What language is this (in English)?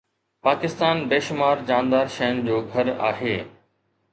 Sindhi